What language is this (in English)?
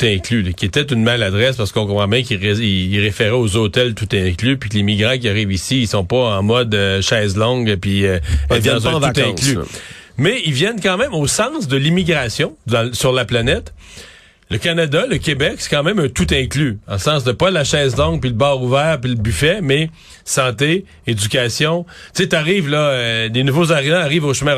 French